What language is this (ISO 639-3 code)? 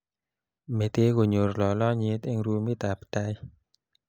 kln